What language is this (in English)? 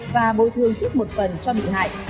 Vietnamese